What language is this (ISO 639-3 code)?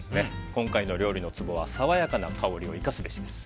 jpn